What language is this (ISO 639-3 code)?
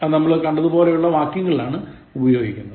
mal